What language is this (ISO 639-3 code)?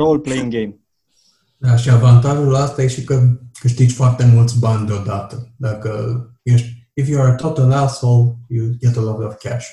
ron